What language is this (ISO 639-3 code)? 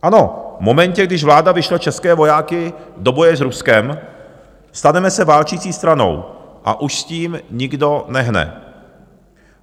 ces